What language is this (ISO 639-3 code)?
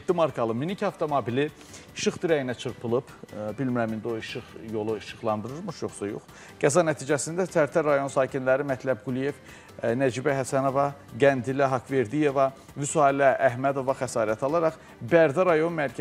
tur